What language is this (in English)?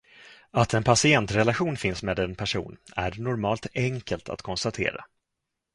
Swedish